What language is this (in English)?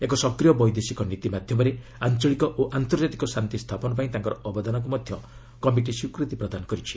Odia